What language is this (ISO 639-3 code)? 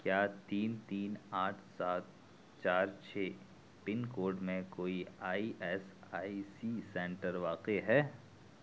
urd